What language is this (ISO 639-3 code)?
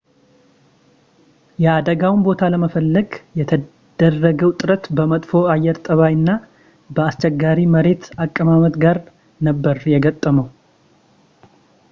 amh